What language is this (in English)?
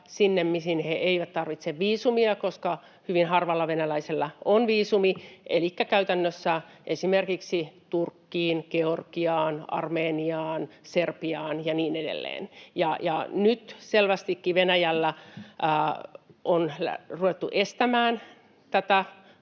Finnish